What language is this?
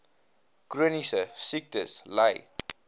Afrikaans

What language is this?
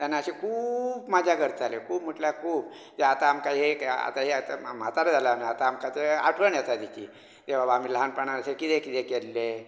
Konkani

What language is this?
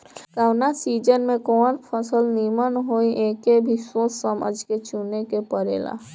Bhojpuri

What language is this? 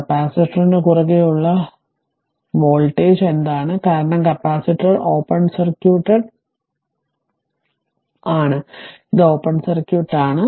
Malayalam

